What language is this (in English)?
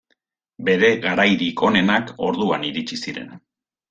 Basque